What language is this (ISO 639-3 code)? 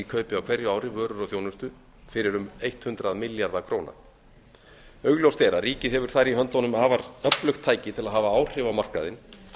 isl